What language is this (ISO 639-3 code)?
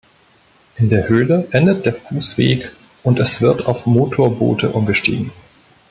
deu